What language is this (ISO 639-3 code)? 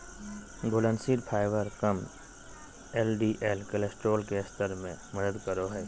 mag